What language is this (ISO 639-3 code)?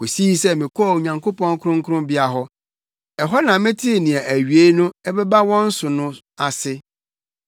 aka